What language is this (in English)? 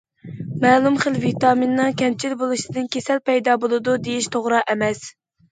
Uyghur